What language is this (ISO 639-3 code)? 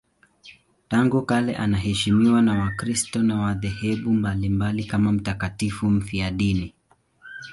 swa